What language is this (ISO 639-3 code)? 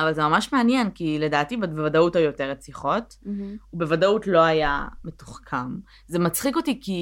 heb